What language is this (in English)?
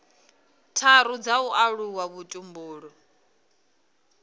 Venda